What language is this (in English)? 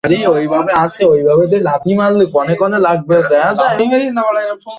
Bangla